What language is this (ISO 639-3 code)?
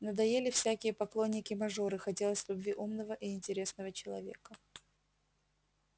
rus